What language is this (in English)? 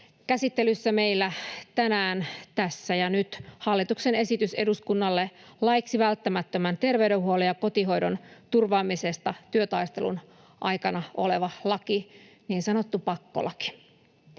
Finnish